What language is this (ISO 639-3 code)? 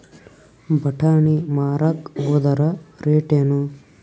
kan